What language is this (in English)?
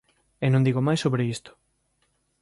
Galician